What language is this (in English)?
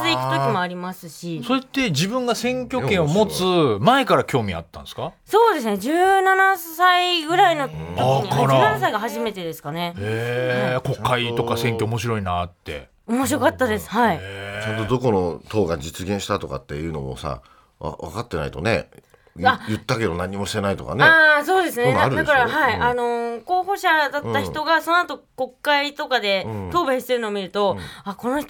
Japanese